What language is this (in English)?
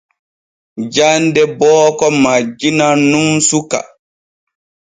Borgu Fulfulde